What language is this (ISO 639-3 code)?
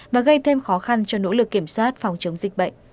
vie